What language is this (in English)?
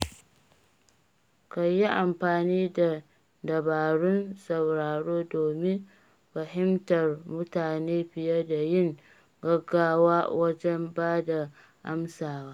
Hausa